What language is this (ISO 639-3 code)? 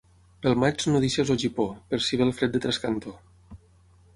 cat